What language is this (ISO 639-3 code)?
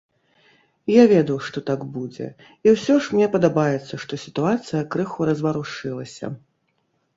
bel